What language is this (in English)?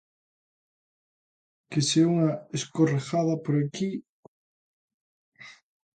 Galician